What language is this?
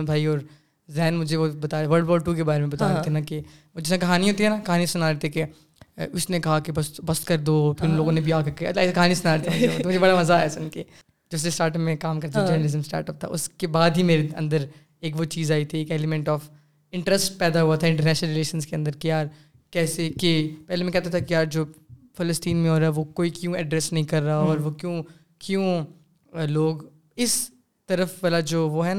Urdu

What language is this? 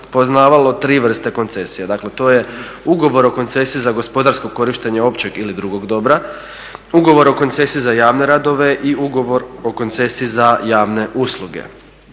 Croatian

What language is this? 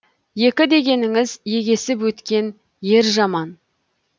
Kazakh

